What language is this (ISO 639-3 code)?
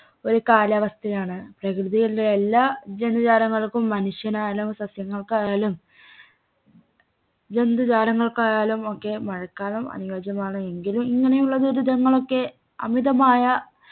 mal